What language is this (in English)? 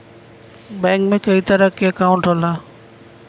Bhojpuri